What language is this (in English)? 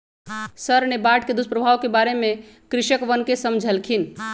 Magahi